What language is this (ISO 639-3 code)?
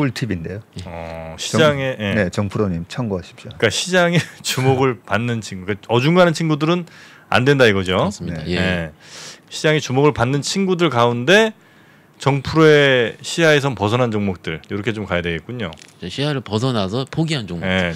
kor